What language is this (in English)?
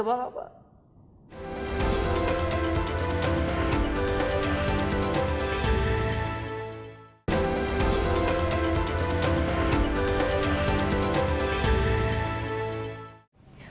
Indonesian